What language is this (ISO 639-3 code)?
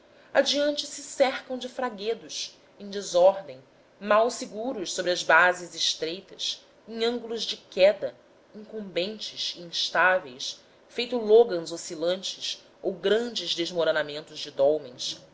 por